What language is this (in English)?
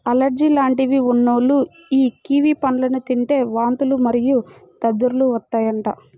Telugu